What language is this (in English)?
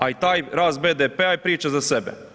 Croatian